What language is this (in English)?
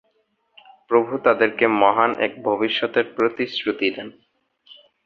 Bangla